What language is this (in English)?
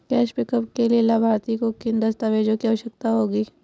Hindi